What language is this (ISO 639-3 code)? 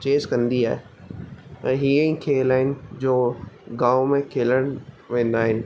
snd